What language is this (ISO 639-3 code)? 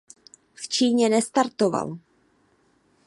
ces